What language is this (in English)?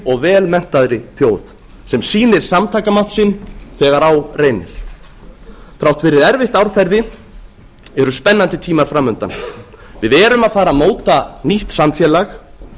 Icelandic